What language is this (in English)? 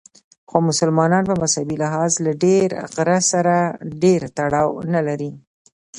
Pashto